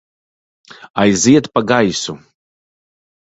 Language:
Latvian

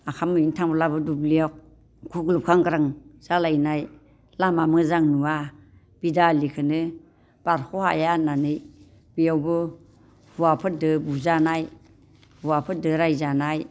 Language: Bodo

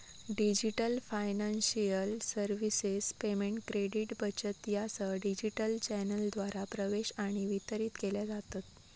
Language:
Marathi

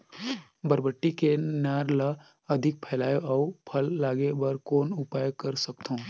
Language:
Chhattisgarhi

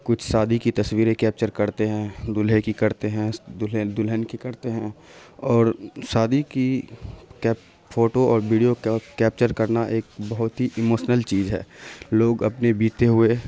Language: Urdu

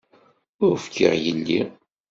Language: Kabyle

